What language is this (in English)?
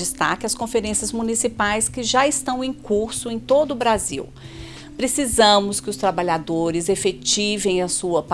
Portuguese